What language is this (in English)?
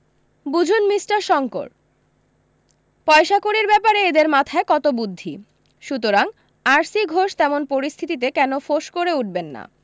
Bangla